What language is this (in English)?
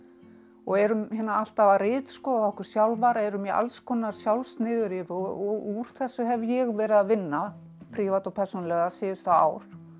Icelandic